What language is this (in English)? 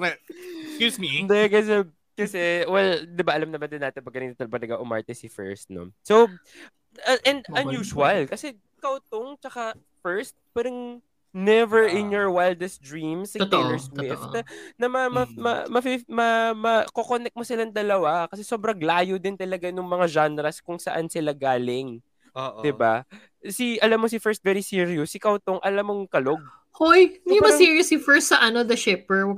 Filipino